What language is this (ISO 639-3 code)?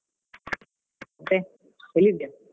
kan